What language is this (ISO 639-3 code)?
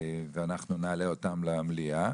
heb